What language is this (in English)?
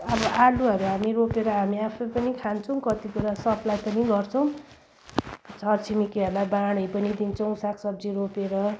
Nepali